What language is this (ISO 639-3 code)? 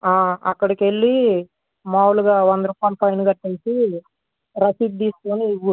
tel